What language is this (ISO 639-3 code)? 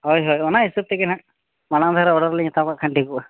sat